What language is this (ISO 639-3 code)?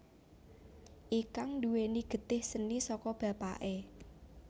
jav